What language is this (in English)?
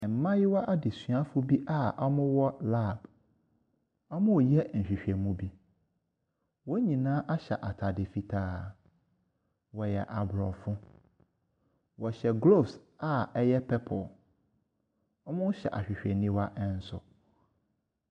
Akan